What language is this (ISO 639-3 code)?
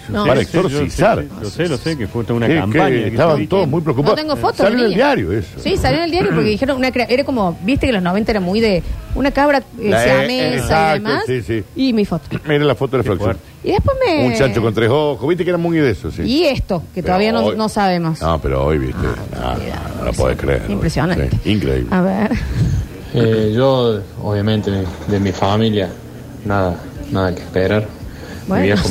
spa